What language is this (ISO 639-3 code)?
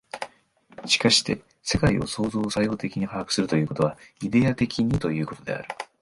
jpn